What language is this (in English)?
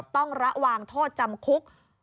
Thai